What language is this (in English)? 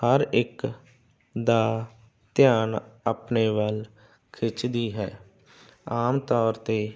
Punjabi